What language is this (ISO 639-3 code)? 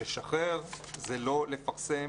heb